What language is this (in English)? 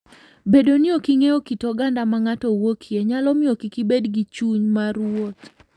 Luo (Kenya and Tanzania)